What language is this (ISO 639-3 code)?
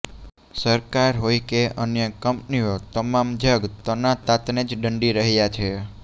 guj